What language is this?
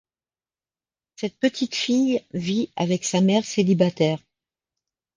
French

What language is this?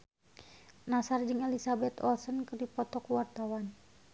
Sundanese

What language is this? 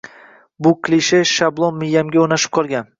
Uzbek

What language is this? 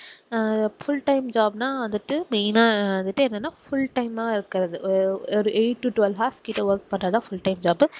Tamil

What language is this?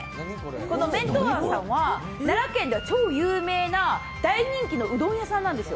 Japanese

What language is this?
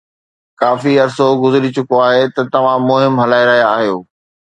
Sindhi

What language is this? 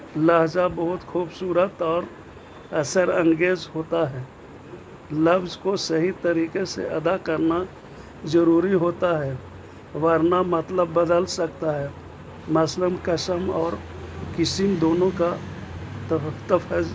Urdu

